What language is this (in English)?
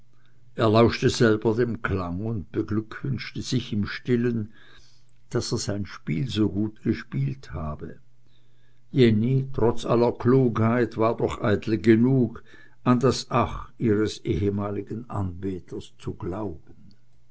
German